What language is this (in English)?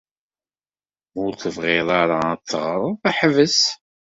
Kabyle